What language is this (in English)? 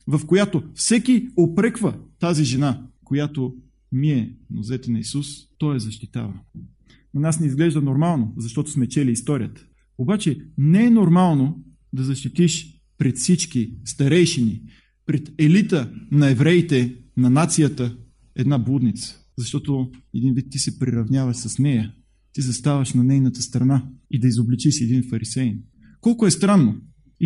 Bulgarian